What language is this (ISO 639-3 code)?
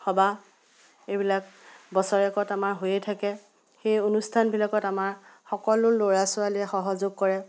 asm